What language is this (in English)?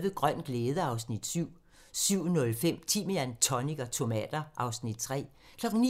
Danish